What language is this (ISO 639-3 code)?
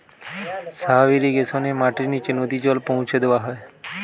ben